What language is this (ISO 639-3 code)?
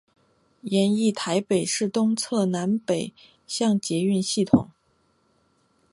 zho